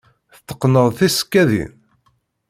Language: Kabyle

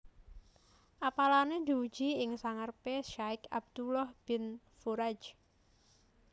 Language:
Javanese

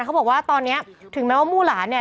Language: Thai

